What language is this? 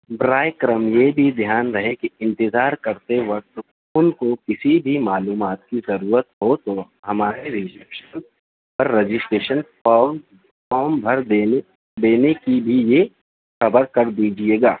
Urdu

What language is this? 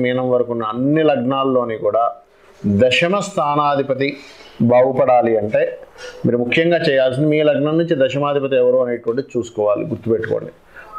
Telugu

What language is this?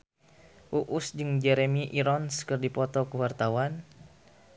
Sundanese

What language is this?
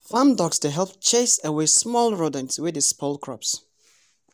Nigerian Pidgin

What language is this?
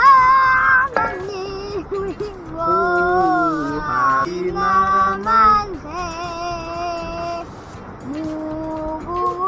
Korean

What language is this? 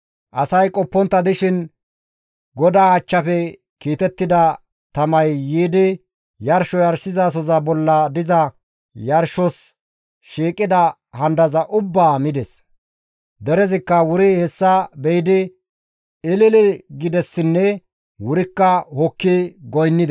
Gamo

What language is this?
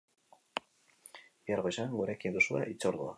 Basque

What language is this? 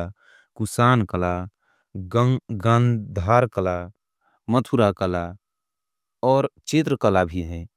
Angika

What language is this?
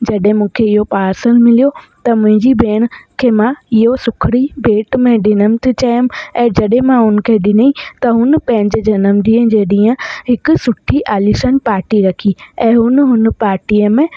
Sindhi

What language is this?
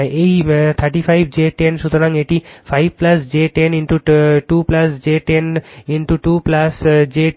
Bangla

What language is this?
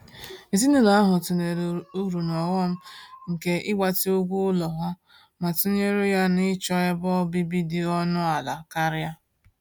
Igbo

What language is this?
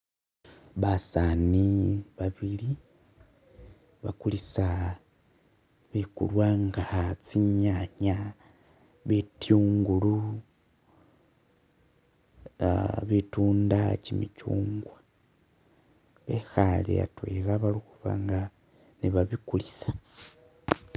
Masaaba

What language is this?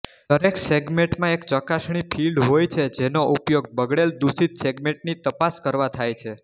Gujarati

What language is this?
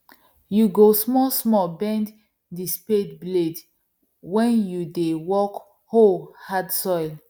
Nigerian Pidgin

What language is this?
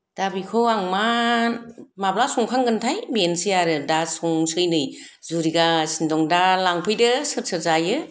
Bodo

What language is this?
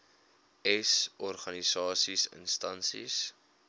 Afrikaans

